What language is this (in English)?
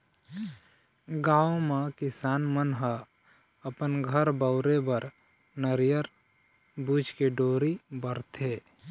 Chhattisgarhi